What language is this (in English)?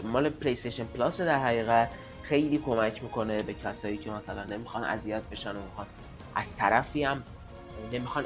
Persian